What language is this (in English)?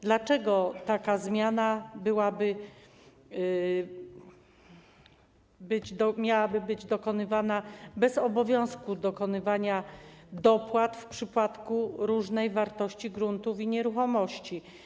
Polish